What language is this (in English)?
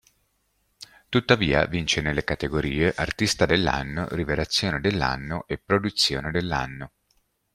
Italian